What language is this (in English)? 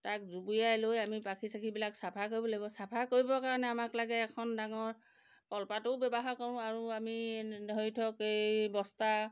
Assamese